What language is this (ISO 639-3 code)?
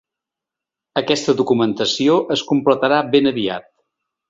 cat